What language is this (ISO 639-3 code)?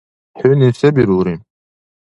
dar